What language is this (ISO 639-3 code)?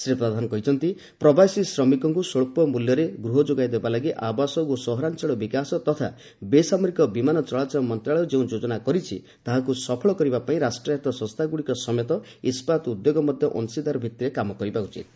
ori